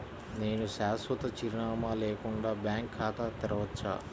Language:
Telugu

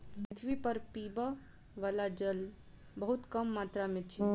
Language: Maithili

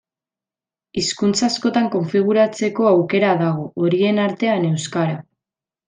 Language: Basque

